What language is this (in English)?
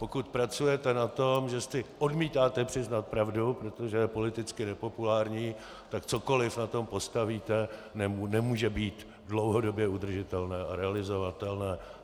Czech